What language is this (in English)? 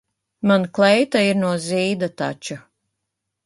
Latvian